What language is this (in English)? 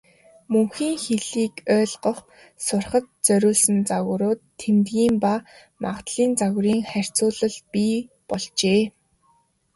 Mongolian